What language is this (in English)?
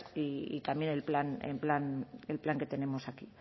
Spanish